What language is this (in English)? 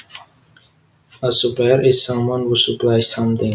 Javanese